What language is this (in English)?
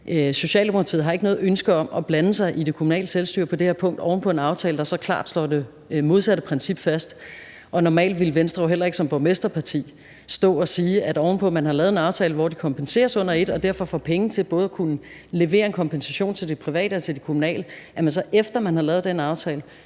Danish